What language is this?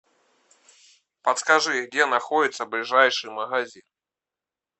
Russian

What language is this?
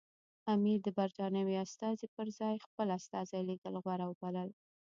Pashto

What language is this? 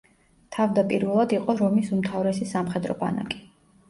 Georgian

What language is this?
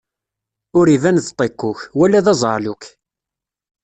Kabyle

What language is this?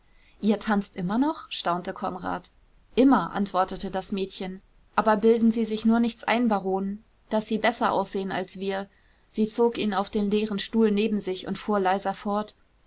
German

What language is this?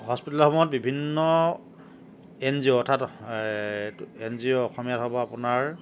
Assamese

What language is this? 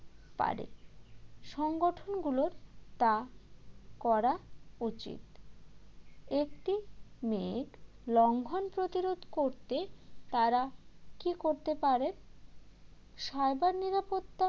Bangla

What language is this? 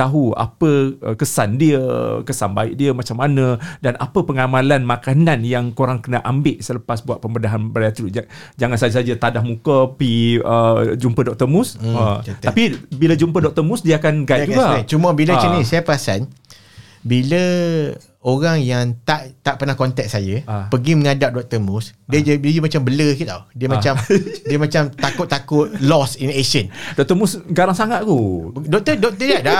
Malay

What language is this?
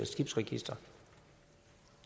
Danish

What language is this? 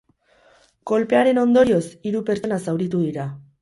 Basque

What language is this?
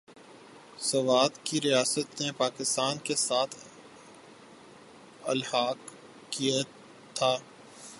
Urdu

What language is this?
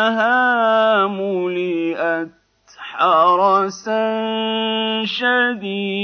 Arabic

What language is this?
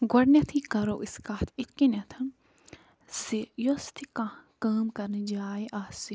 Kashmiri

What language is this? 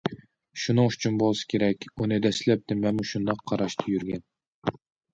Uyghur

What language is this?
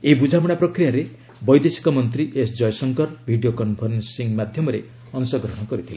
Odia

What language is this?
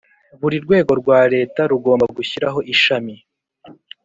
Kinyarwanda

